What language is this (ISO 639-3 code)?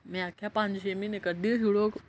doi